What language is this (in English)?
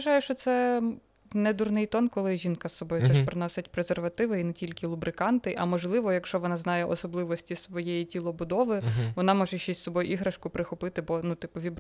Ukrainian